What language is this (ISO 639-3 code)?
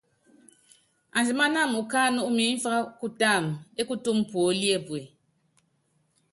yav